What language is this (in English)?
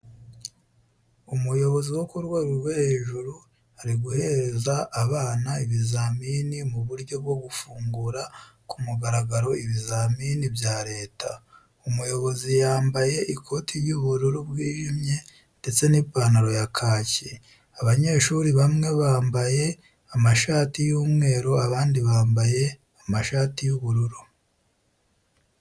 Kinyarwanda